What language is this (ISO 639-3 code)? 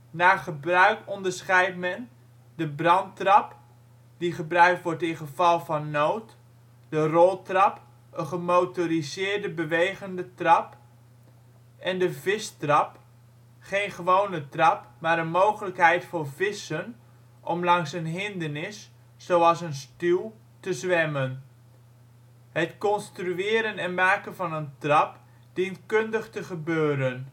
nld